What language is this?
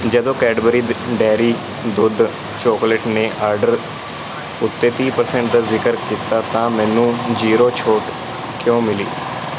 Punjabi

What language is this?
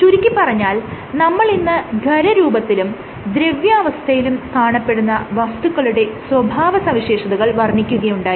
Malayalam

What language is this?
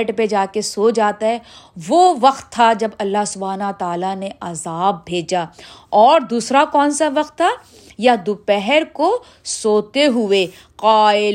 Urdu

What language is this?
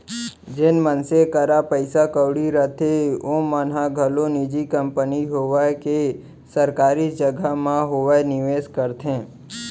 Chhattisgarhi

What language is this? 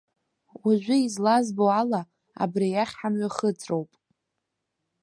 Abkhazian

